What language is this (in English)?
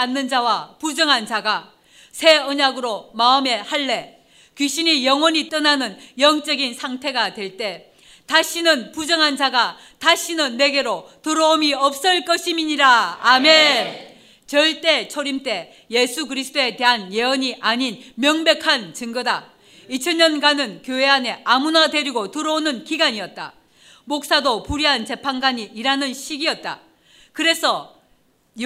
Korean